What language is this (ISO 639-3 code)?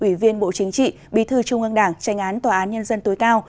vie